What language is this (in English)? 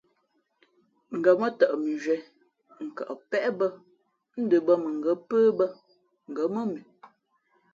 Fe'fe'